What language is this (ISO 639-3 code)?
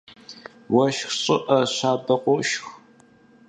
kbd